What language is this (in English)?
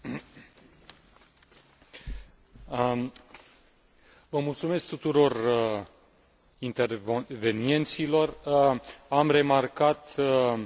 Romanian